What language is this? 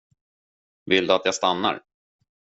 Swedish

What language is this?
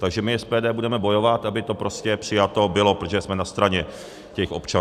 Czech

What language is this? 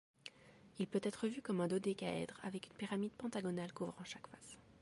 French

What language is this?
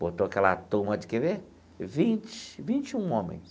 Portuguese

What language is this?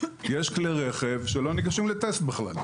Hebrew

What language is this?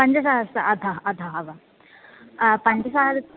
Sanskrit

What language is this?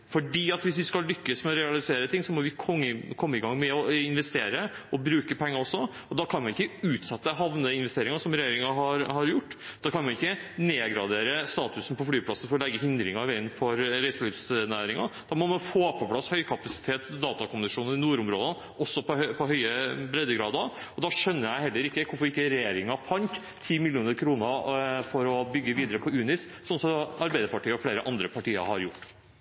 Norwegian Bokmål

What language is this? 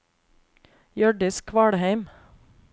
Norwegian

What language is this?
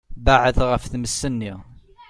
Kabyle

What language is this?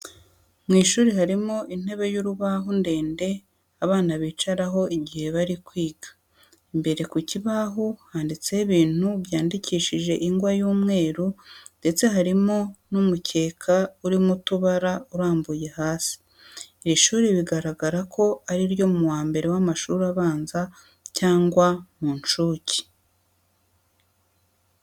Kinyarwanda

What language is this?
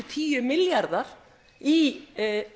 Icelandic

